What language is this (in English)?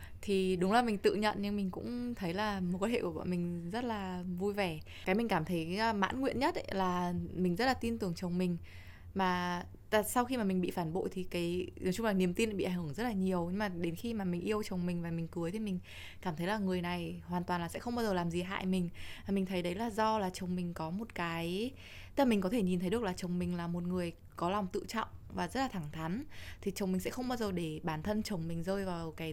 Vietnamese